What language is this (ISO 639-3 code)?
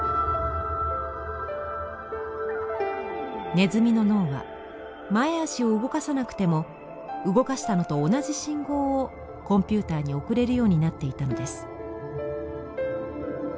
jpn